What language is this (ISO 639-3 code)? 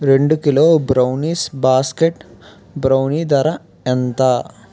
tel